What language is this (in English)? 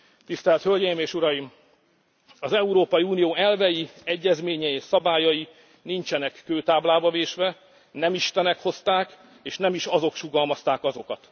Hungarian